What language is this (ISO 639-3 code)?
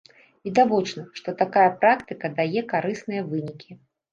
bel